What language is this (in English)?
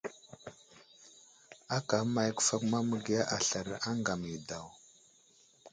Wuzlam